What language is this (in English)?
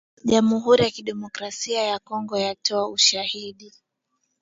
Swahili